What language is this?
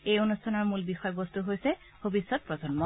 Assamese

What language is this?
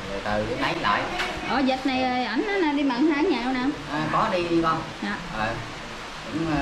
Vietnamese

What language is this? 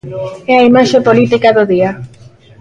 Galician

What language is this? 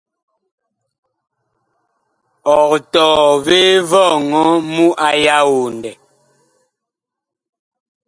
Bakoko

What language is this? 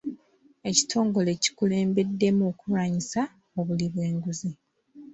Ganda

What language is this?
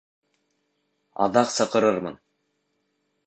Bashkir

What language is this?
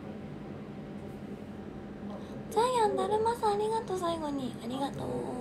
Japanese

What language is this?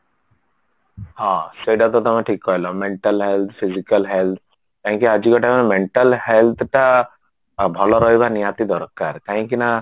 Odia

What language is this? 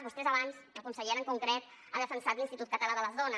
Catalan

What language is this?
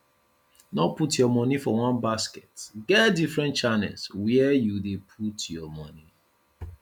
Nigerian Pidgin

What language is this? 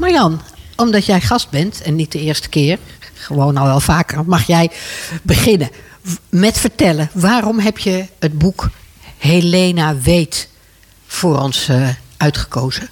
Dutch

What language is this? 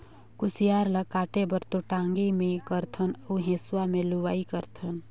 Chhattisgarhi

